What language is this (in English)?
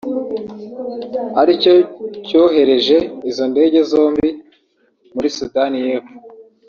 Kinyarwanda